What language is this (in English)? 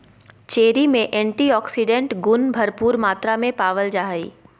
Magahi